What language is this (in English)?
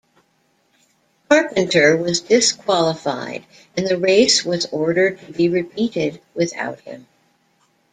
English